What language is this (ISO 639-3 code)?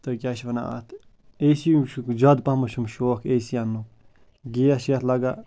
kas